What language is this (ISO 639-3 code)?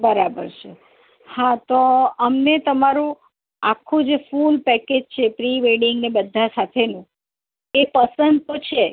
guj